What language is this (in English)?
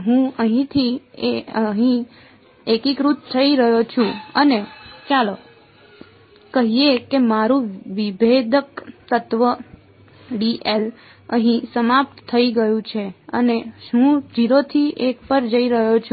Gujarati